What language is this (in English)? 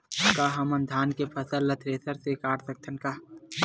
Chhattisgarhi